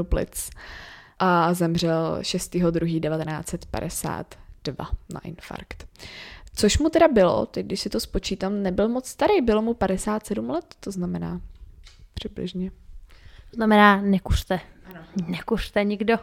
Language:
Czech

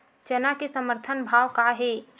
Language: Chhattisgarhi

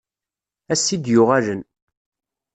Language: Kabyle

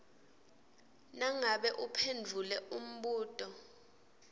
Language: Swati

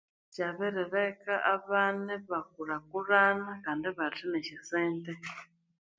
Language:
Konzo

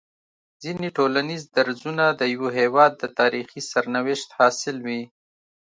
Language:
Pashto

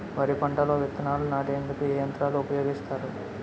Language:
Telugu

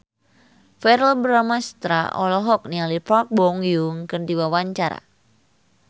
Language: Sundanese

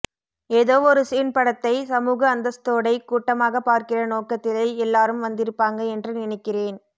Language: Tamil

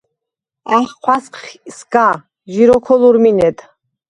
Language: Svan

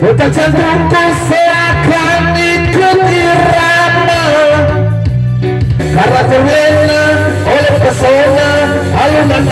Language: Arabic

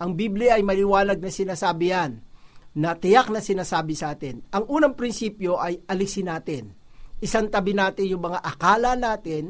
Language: Filipino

